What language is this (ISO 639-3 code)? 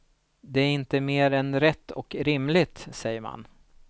swe